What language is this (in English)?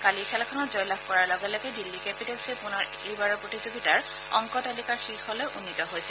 Assamese